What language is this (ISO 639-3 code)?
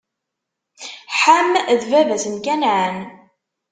kab